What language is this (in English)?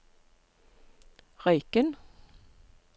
Norwegian